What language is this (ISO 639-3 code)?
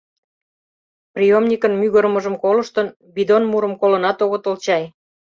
chm